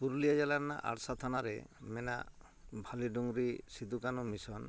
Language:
Santali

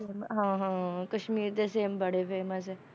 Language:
Punjabi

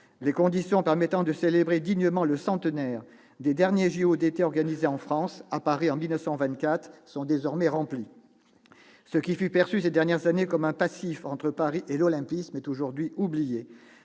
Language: French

